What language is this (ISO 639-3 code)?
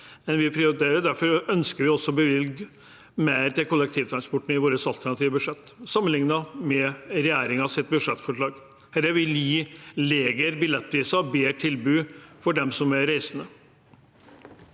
nor